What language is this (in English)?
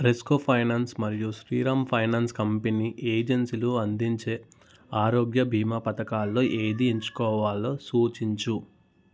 Telugu